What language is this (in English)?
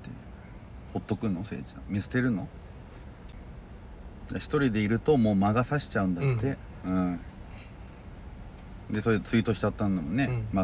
Japanese